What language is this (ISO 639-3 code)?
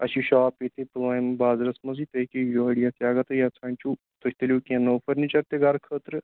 kas